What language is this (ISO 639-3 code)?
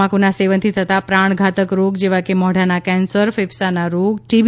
guj